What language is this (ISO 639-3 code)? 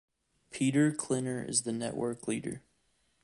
eng